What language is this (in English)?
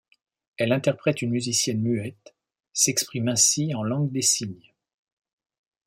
French